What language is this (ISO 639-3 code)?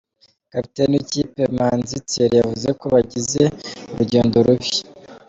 kin